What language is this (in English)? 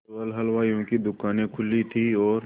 Hindi